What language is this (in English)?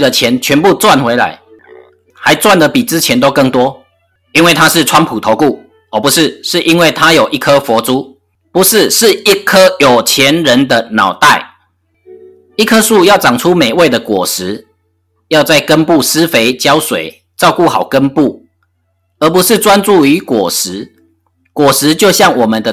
Chinese